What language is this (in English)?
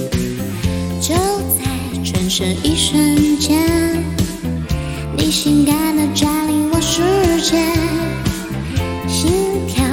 Chinese